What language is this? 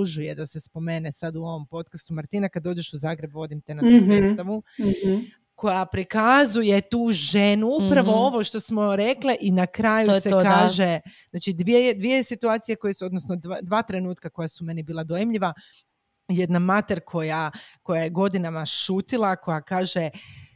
Croatian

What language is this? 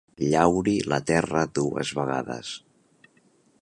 Catalan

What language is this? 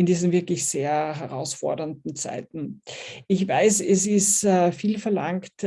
German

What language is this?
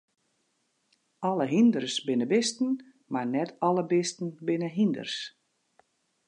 Western Frisian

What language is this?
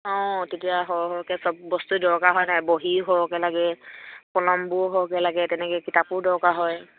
Assamese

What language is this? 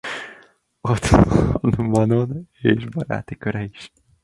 Hungarian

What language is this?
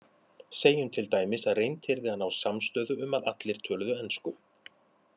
Icelandic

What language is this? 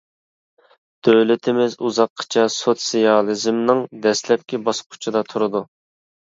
Uyghur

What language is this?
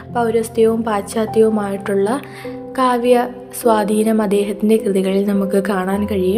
Malayalam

